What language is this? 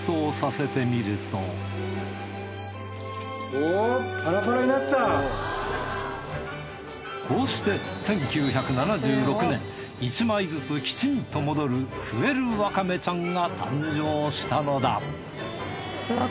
Japanese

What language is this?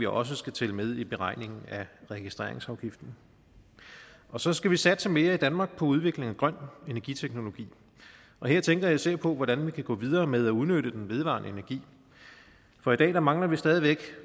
Danish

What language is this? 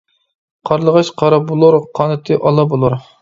Uyghur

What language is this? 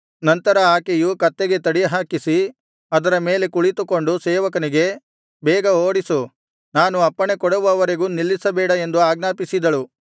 Kannada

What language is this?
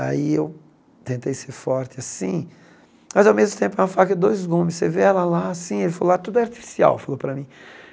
Portuguese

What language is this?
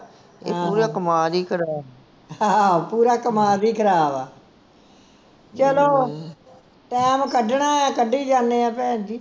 Punjabi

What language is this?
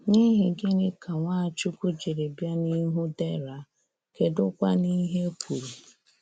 Igbo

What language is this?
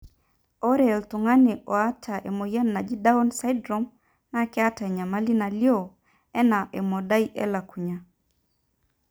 Masai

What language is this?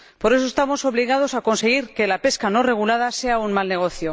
Spanish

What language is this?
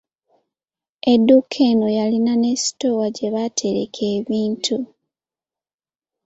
Ganda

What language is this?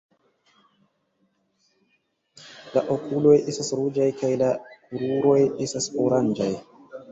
Esperanto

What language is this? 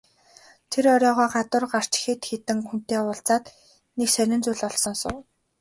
Mongolian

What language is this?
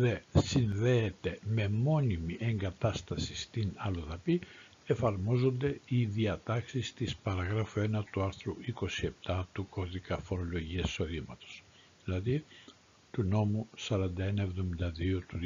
Greek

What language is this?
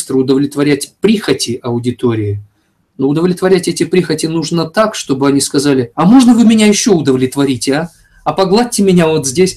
Russian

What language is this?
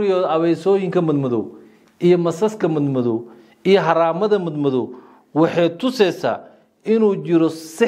Arabic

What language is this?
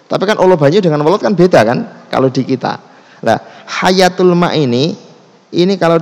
Indonesian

